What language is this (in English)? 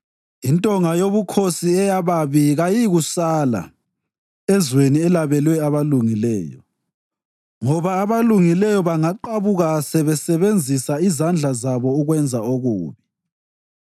North Ndebele